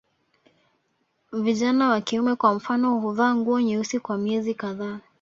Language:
Swahili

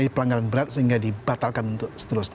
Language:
Indonesian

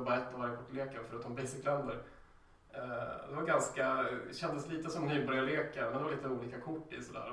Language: Swedish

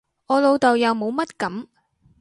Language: Cantonese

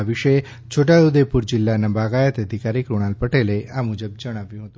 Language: Gujarati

